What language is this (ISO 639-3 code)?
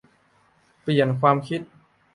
tha